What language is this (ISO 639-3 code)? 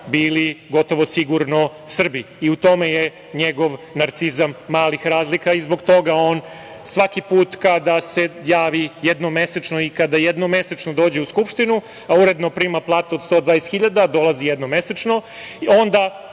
srp